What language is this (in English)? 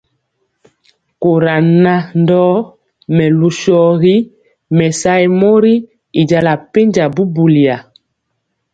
Mpiemo